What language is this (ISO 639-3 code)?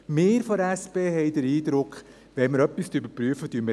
gsw